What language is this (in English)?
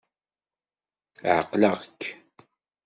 Kabyle